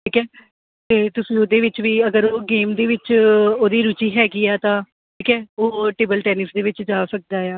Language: Punjabi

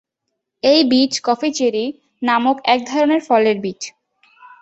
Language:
Bangla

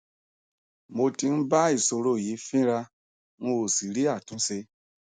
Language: Yoruba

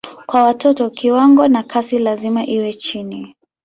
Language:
Swahili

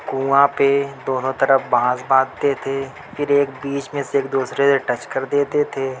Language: Urdu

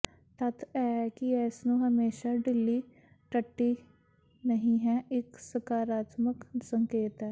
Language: Punjabi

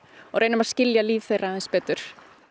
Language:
Icelandic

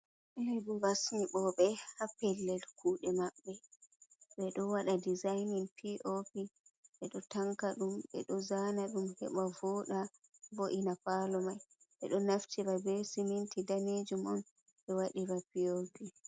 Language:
Fula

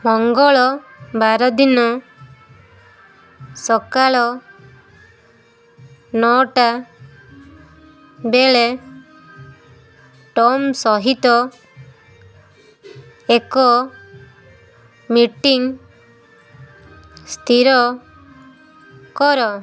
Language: Odia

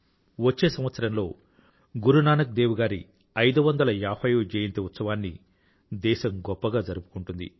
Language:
Telugu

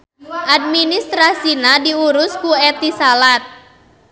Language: Sundanese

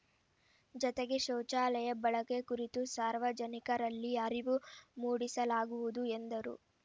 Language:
Kannada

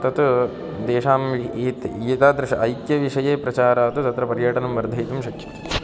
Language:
Sanskrit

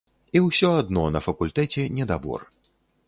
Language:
Belarusian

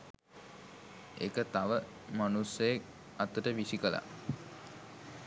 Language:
Sinhala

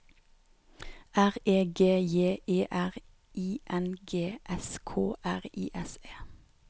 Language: Norwegian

